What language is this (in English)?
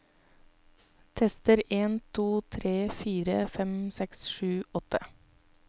Norwegian